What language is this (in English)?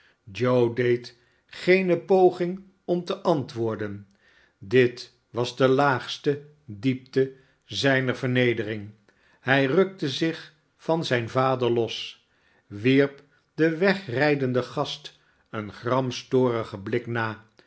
Dutch